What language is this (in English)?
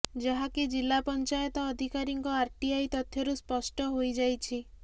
Odia